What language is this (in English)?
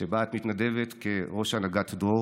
Hebrew